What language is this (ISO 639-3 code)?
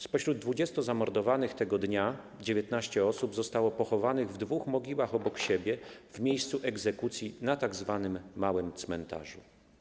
pol